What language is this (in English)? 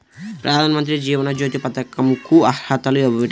Telugu